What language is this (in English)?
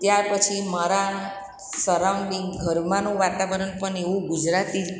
Gujarati